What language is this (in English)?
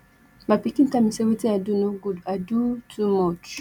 Nigerian Pidgin